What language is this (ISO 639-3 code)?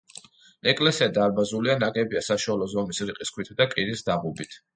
kat